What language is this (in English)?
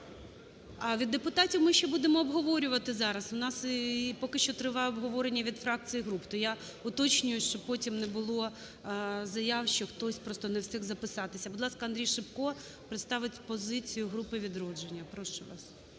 Ukrainian